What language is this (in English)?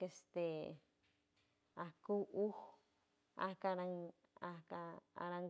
San Francisco Del Mar Huave